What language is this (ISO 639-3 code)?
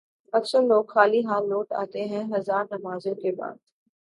urd